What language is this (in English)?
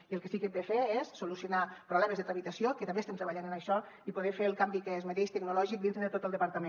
Catalan